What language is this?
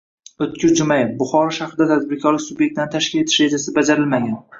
Uzbek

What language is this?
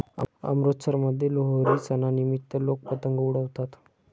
Marathi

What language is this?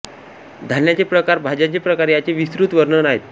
Marathi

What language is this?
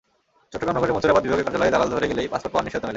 Bangla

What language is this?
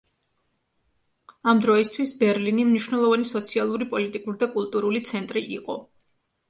Georgian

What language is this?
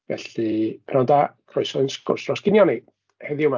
Welsh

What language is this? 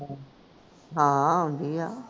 Punjabi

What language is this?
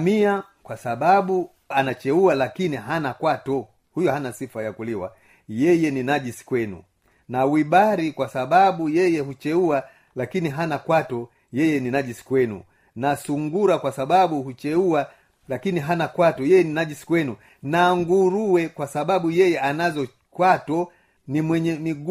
Swahili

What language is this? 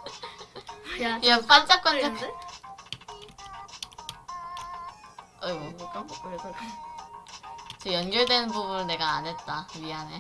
Korean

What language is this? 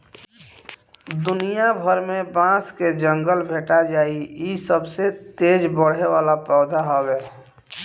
Bhojpuri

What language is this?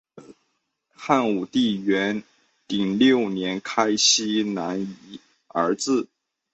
Chinese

